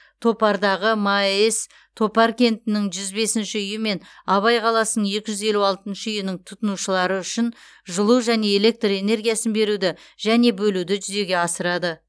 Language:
Kazakh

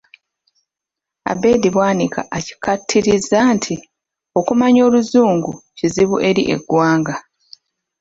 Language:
Ganda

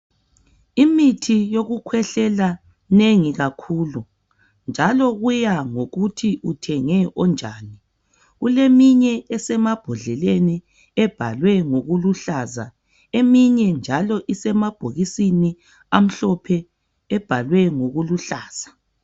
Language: North Ndebele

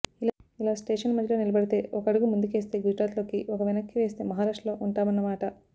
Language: Telugu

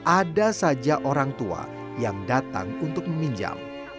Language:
Indonesian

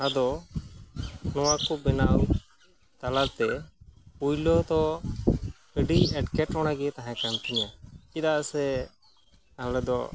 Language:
Santali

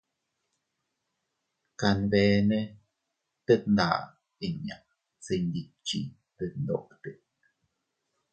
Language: Teutila Cuicatec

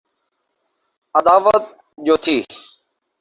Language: Urdu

